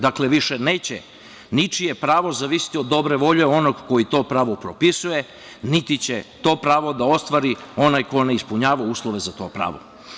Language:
Serbian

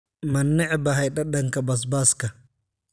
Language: Somali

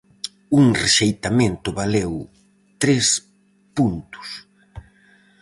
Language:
Galician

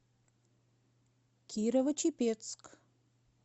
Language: Russian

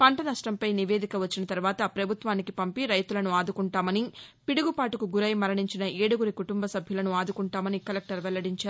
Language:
Telugu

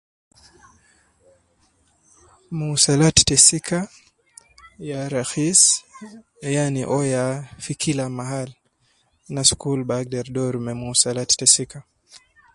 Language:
Nubi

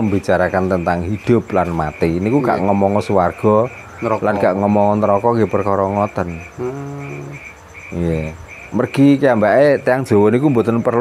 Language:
Indonesian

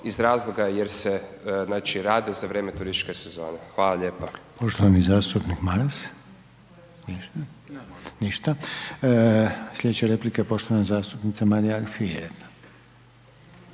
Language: Croatian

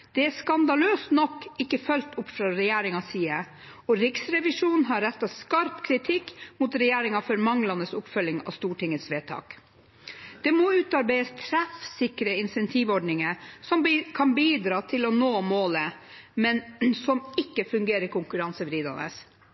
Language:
Norwegian Bokmål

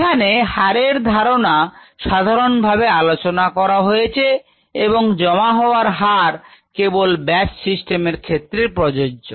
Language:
Bangla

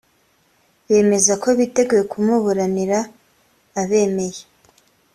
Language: Kinyarwanda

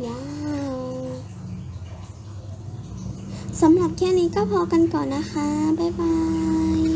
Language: Thai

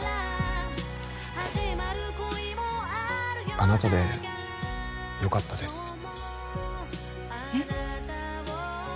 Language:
Japanese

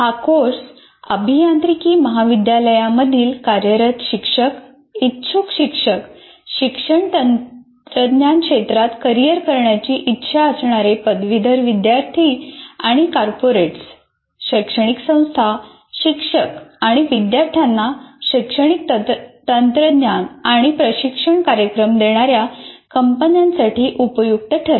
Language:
Marathi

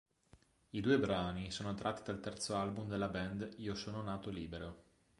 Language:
Italian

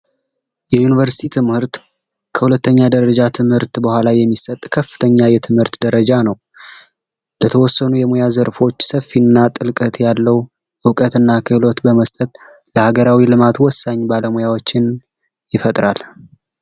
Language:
Amharic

